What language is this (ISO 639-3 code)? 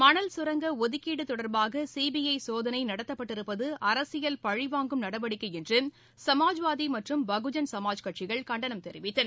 tam